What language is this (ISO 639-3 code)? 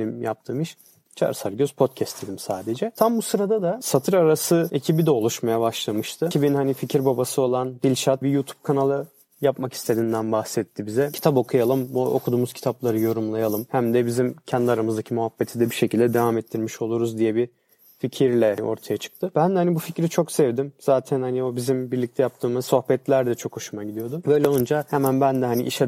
tur